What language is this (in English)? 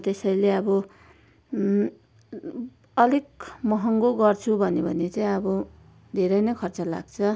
Nepali